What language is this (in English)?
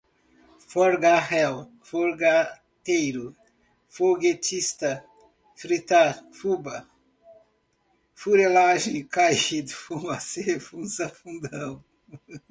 Portuguese